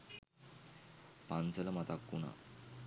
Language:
Sinhala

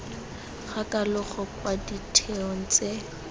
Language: Tswana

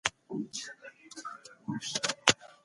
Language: Pashto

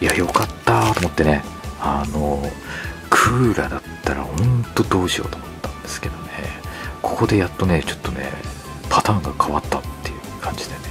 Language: Japanese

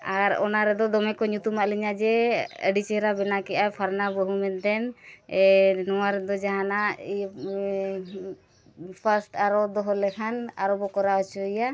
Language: Santali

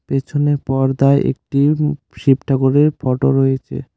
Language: Bangla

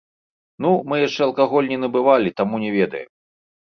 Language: Belarusian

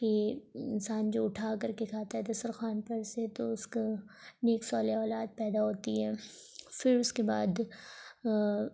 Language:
Urdu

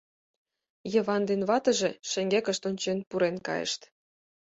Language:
Mari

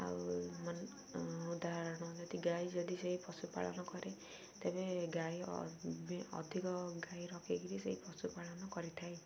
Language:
Odia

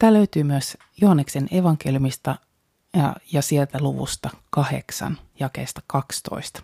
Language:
Finnish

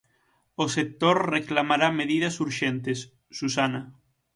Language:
Galician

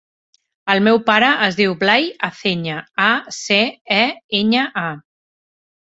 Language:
Catalan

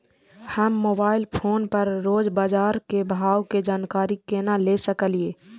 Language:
Maithili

